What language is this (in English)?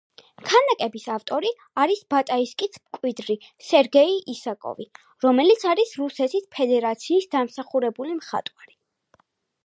Georgian